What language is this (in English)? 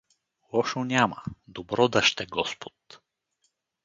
Bulgarian